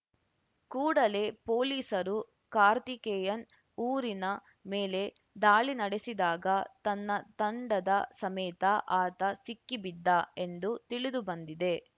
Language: Kannada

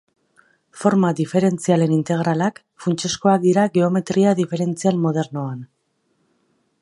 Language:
Basque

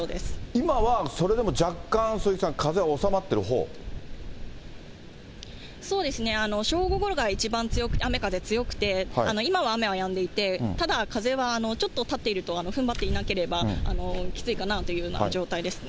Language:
Japanese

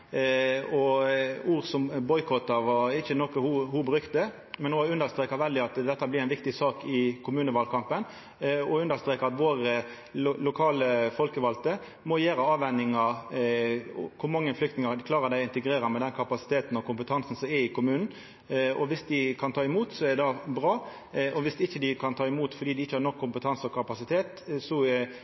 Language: Norwegian Nynorsk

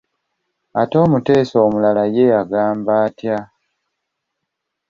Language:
Ganda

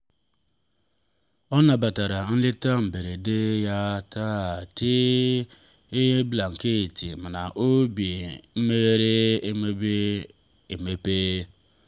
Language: Igbo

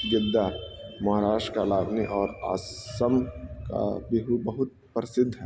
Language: Urdu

